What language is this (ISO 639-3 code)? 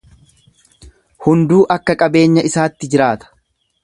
orm